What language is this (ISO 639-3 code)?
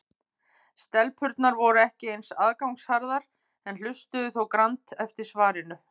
isl